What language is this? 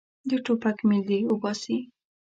Pashto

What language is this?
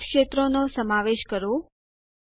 Gujarati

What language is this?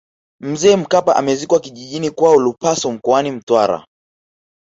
Swahili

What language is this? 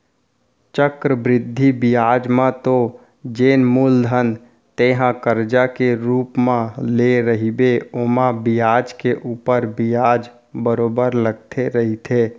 Chhattisgarhi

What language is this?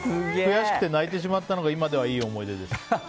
Japanese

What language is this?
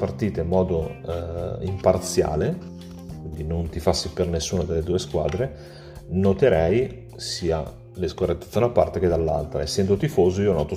Italian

